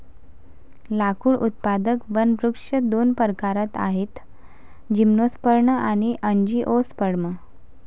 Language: Marathi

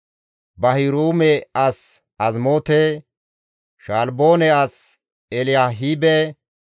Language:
Gamo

